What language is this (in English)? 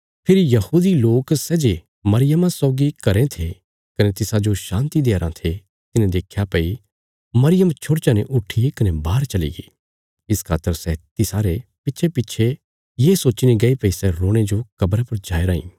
Bilaspuri